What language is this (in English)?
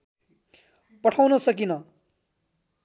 Nepali